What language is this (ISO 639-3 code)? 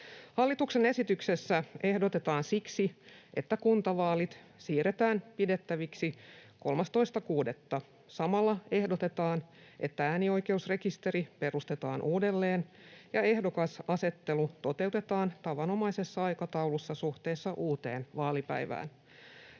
fin